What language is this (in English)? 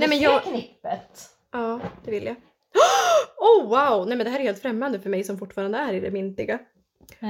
Swedish